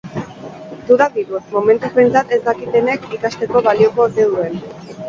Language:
Basque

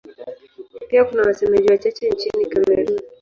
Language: Swahili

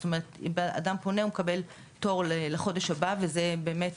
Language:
Hebrew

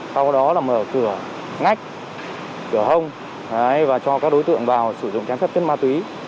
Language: Vietnamese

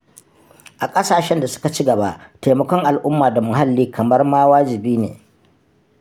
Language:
Hausa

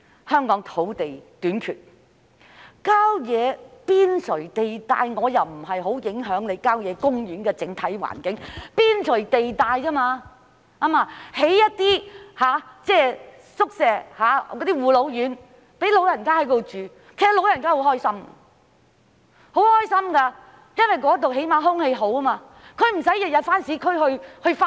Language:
Cantonese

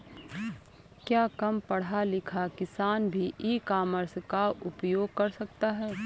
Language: Hindi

